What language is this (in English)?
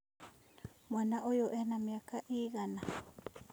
Kikuyu